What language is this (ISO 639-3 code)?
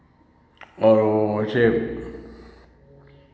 hin